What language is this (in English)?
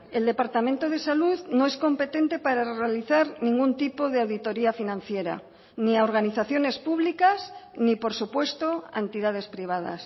Spanish